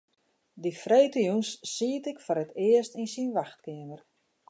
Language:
Western Frisian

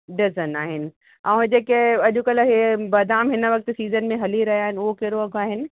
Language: Sindhi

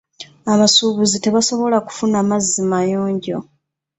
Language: Ganda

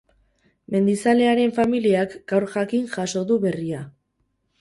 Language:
Basque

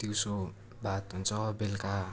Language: Nepali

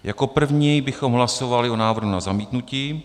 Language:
Czech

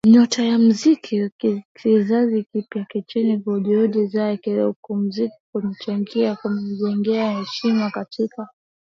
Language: Swahili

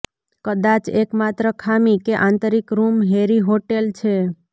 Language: Gujarati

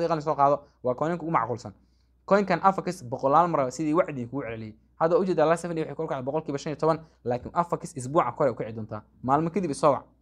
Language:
Arabic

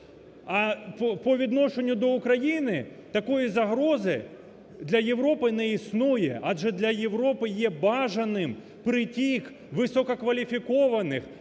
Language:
Ukrainian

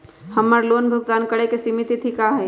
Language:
Magahi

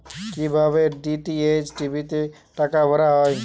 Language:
Bangla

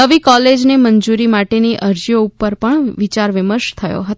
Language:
Gujarati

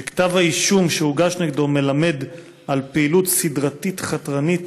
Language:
Hebrew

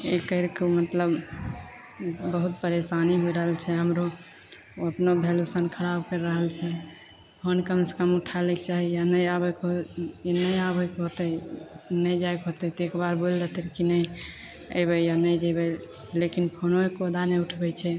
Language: Maithili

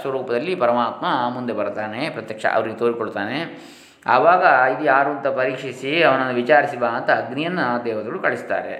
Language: Kannada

